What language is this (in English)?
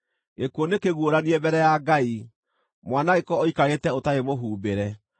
Kikuyu